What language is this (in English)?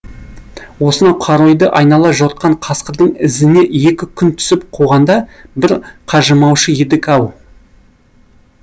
Kazakh